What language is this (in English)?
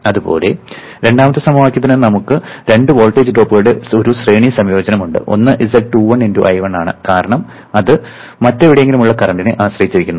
Malayalam